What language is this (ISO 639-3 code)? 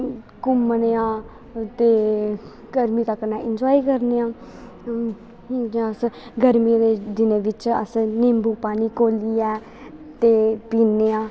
doi